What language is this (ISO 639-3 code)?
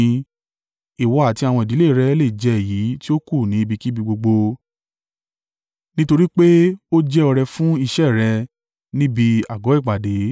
yor